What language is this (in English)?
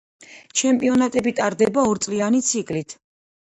Georgian